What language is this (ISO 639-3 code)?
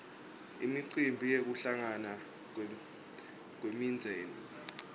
ssw